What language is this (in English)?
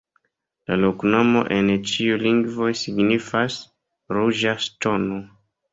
Esperanto